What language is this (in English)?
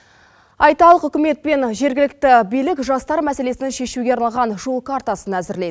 Kazakh